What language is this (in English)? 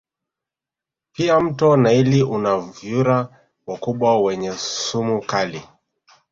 Swahili